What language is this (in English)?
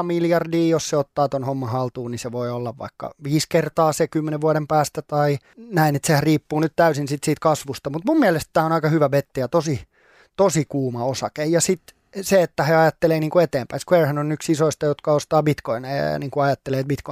Finnish